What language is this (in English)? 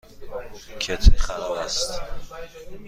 Persian